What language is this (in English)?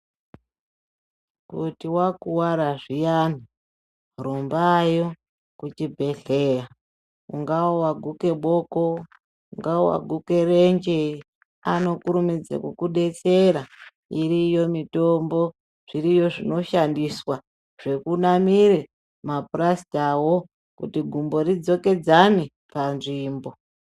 Ndau